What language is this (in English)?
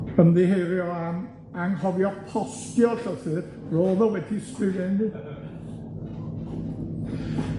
Welsh